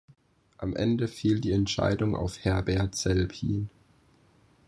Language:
German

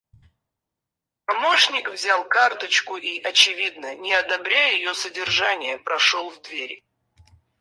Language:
Russian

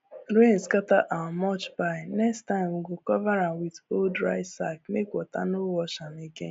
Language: Nigerian Pidgin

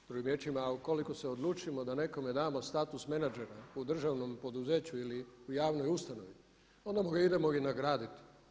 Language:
Croatian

